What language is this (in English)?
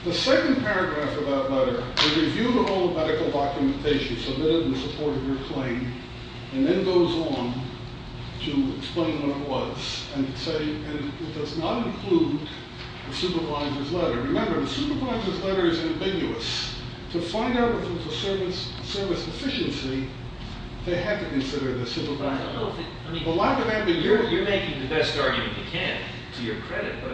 English